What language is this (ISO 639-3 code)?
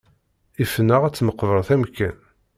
kab